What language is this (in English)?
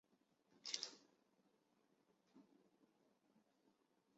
Chinese